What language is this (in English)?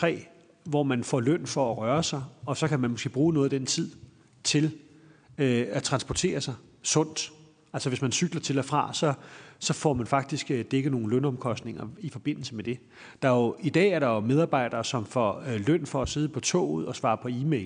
Danish